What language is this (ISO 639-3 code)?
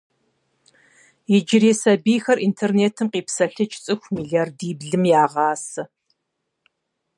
kbd